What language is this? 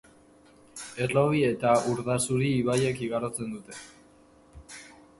Basque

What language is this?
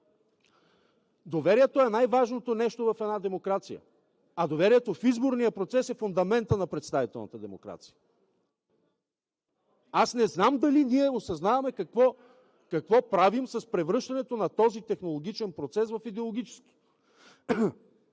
Bulgarian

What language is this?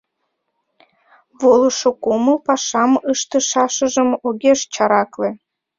Mari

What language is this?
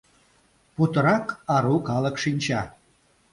Mari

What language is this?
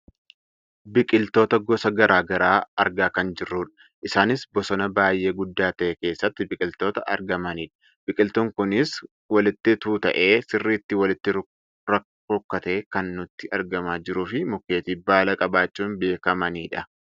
Oromo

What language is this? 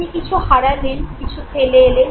Bangla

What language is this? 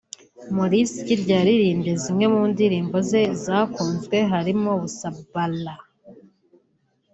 Kinyarwanda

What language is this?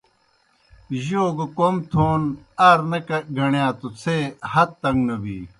Kohistani Shina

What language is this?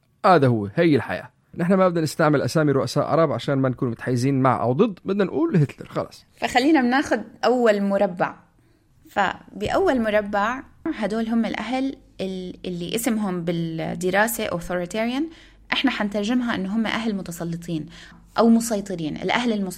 Arabic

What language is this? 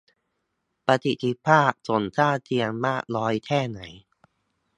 Thai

